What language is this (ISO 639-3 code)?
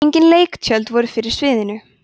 isl